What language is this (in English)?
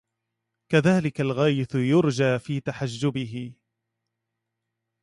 Arabic